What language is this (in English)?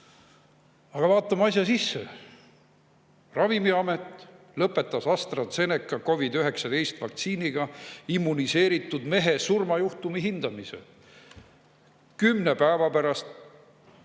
Estonian